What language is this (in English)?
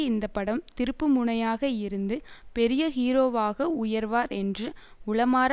Tamil